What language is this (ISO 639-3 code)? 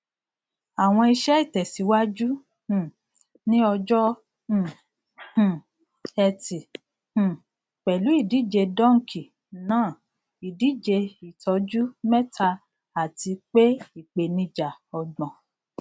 yor